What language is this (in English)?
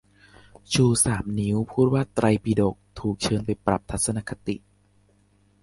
Thai